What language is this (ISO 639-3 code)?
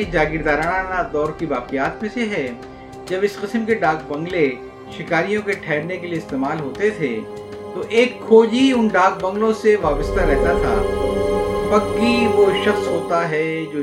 urd